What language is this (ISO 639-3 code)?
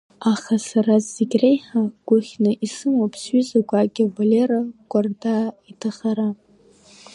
abk